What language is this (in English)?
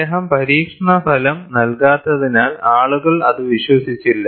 Malayalam